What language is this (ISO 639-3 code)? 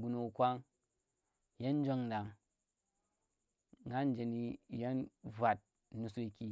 ttr